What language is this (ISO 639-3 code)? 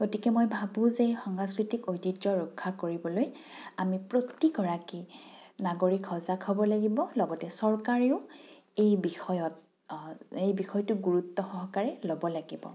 asm